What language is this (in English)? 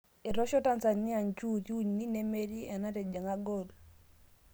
Masai